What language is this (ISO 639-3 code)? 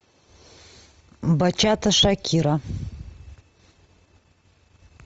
rus